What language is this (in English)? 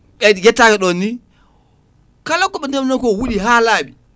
Fula